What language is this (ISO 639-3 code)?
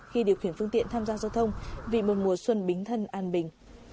vie